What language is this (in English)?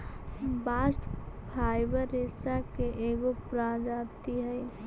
Magahi